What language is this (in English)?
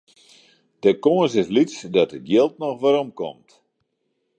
Western Frisian